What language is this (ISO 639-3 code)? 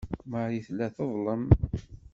kab